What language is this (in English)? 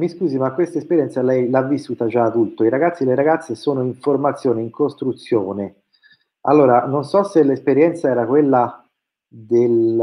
Italian